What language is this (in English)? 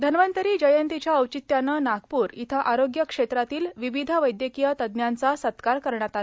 Marathi